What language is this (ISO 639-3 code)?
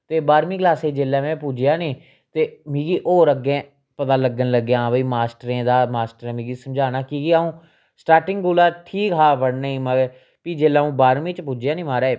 doi